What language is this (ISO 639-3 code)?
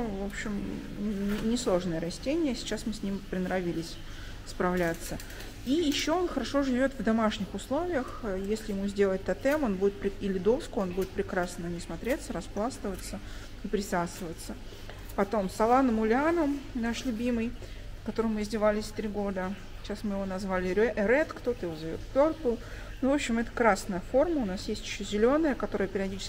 rus